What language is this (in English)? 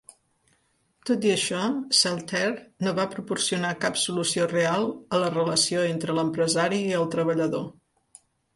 Catalan